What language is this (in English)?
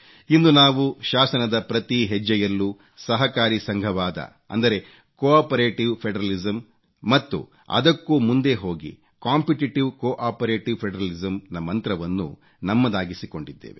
Kannada